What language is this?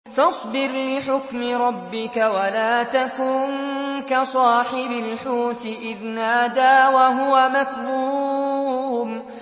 Arabic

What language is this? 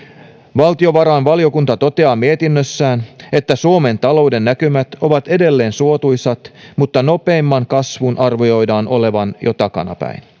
Finnish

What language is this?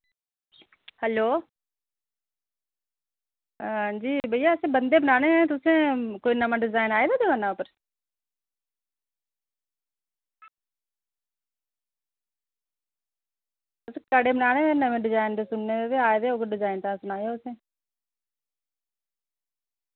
Dogri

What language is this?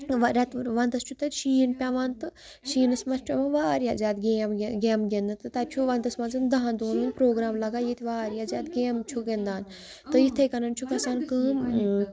Kashmiri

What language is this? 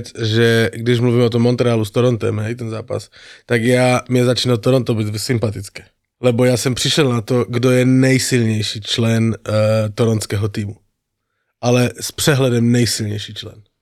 Slovak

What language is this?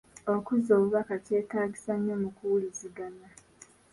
Ganda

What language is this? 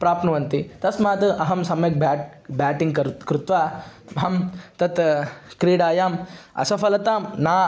Sanskrit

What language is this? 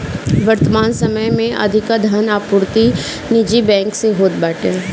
Bhojpuri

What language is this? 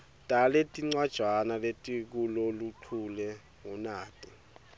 Swati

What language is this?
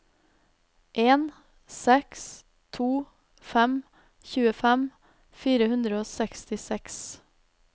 Norwegian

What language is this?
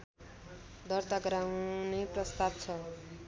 Nepali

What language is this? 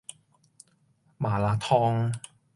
Cantonese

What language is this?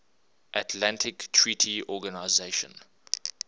English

